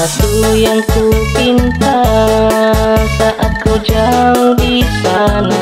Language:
Indonesian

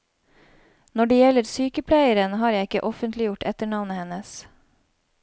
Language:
Norwegian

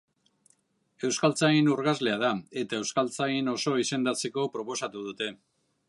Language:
Basque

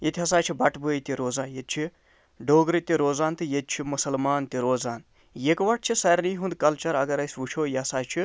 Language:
Kashmiri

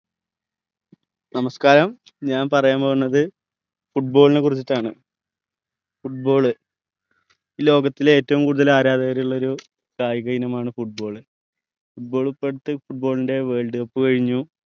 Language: Malayalam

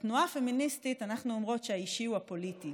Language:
Hebrew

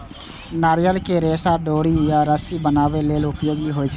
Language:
Maithili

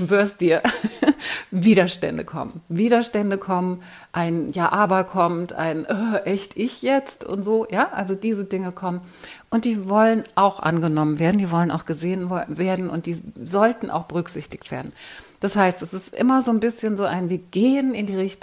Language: German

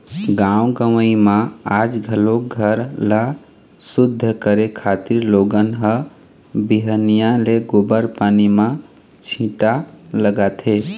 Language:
Chhattisgarhi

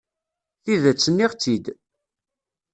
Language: Kabyle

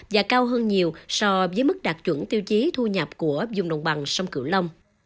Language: Vietnamese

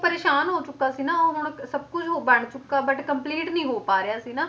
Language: Punjabi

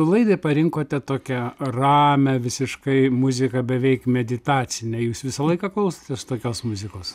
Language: Lithuanian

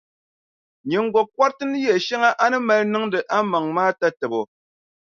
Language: Dagbani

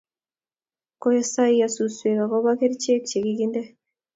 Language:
Kalenjin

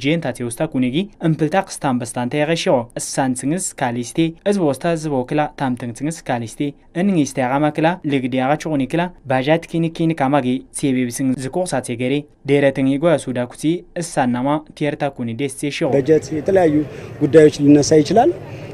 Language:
Arabic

